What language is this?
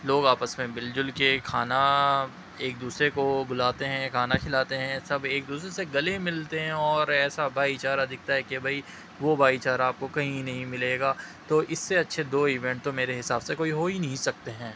Urdu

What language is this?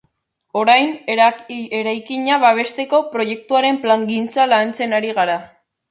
Basque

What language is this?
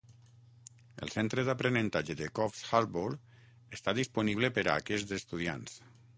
Catalan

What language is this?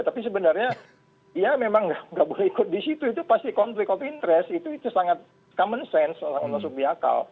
Indonesian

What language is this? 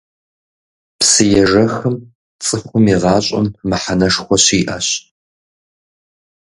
Kabardian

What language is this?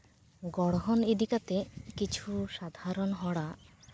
Santali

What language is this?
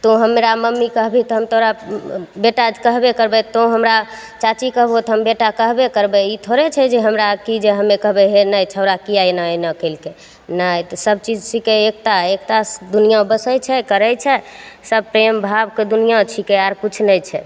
Maithili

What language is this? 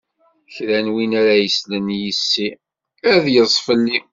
Kabyle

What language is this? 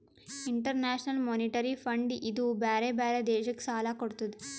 Kannada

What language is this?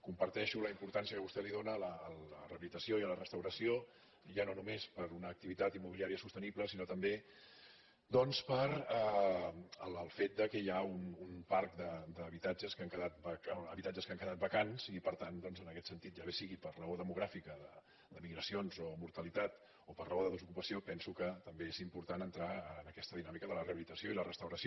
Catalan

